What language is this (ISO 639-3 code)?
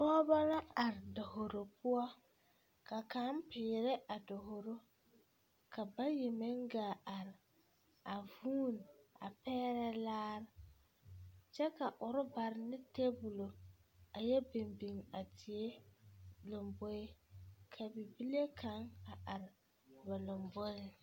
dga